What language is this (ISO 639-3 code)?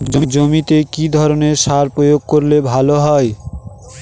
ben